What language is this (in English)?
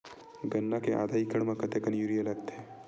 Chhattisgarhi